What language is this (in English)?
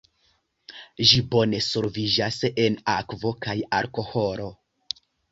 Esperanto